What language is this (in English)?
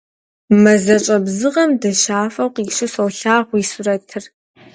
Kabardian